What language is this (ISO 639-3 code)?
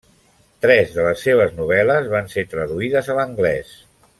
cat